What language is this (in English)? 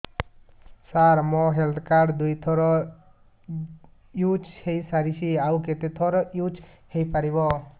Odia